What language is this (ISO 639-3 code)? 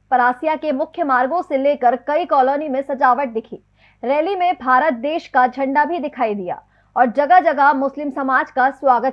hin